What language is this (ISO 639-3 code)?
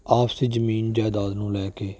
pan